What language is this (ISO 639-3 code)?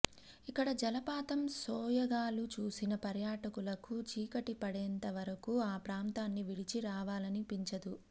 tel